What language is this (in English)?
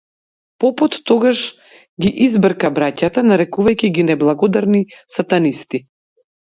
Macedonian